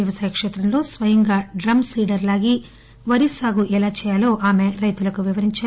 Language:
Telugu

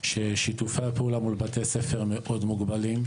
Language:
Hebrew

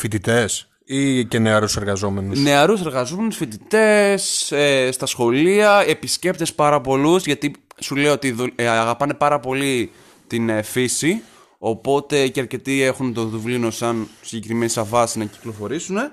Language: Greek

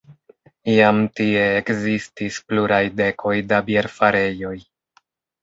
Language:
Esperanto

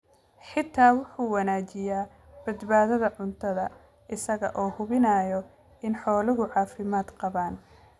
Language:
Somali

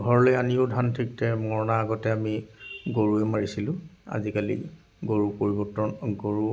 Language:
Assamese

